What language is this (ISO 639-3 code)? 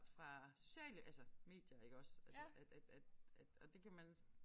dan